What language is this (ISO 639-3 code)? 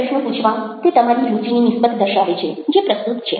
guj